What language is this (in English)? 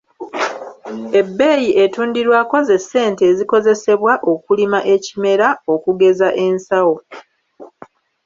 Ganda